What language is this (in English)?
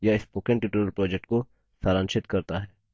Hindi